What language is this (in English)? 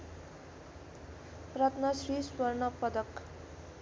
Nepali